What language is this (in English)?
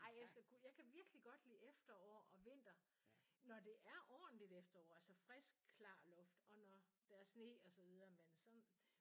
Danish